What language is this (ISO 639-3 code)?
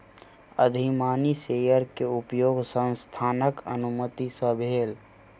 mai